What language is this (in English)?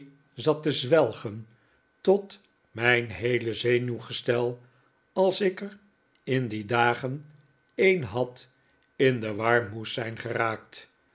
Dutch